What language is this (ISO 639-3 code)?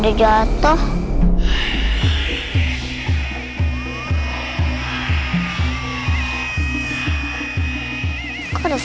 ind